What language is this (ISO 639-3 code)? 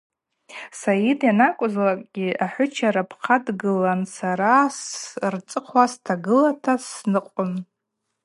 abq